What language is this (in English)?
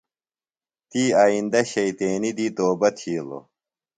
Phalura